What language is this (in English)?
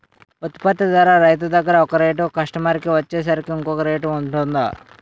Telugu